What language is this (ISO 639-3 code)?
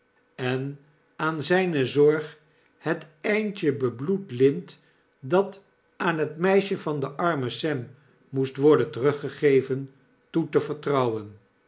nld